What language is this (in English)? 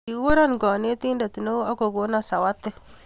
Kalenjin